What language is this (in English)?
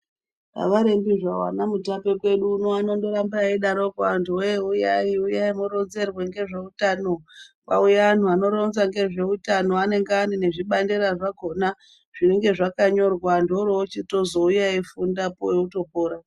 Ndau